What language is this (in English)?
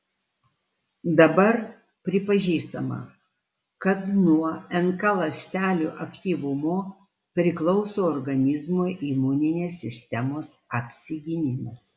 Lithuanian